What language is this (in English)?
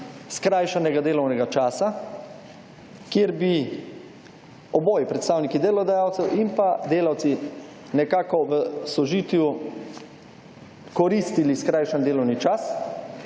Slovenian